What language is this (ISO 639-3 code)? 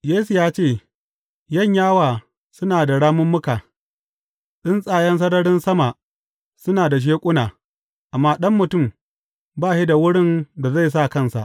hau